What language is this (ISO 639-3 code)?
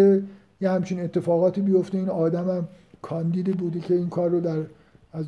fas